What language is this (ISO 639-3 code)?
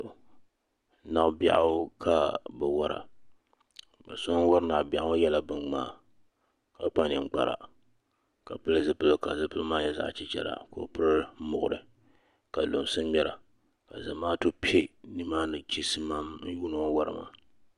dag